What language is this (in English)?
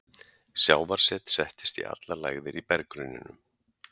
Icelandic